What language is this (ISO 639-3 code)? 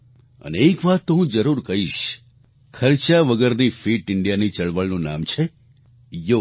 guj